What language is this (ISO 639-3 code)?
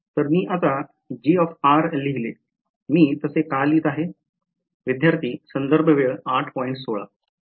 mar